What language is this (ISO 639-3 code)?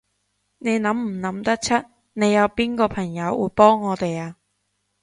yue